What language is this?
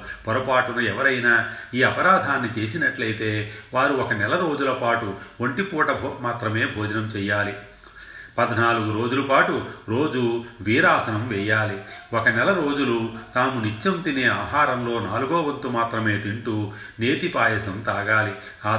Telugu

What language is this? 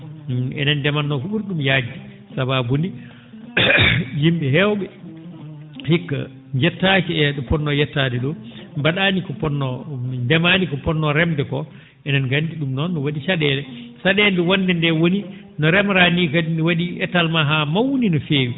Fula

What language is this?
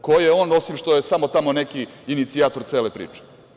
Serbian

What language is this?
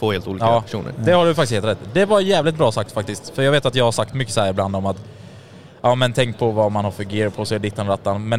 Swedish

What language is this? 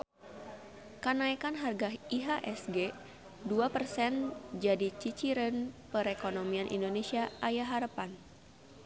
Sundanese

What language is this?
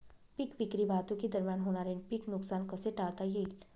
Marathi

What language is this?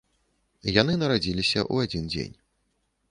Belarusian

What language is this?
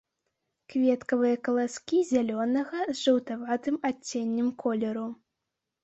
Belarusian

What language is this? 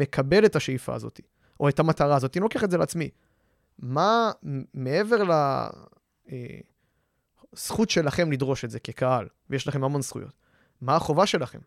Hebrew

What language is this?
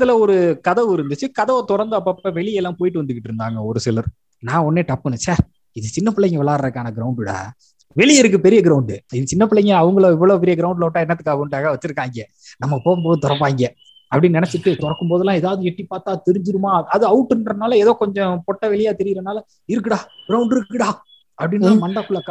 Tamil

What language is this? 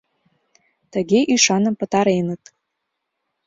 Mari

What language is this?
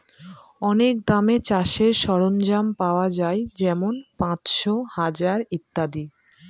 Bangla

